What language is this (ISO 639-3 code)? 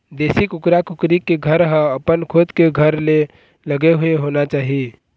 hne